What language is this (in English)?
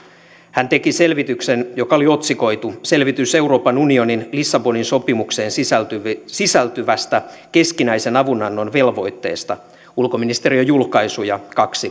Finnish